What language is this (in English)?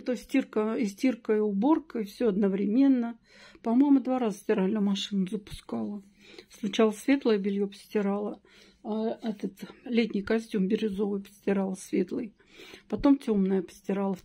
Russian